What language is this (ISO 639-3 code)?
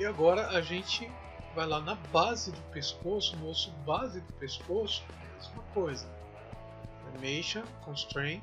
por